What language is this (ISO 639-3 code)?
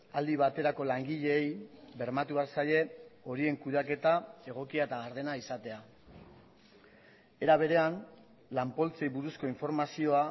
eus